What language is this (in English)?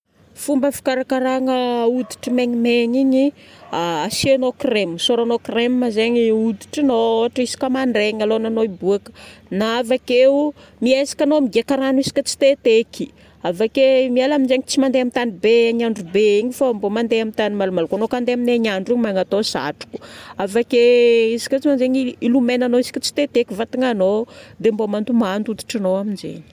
Northern Betsimisaraka Malagasy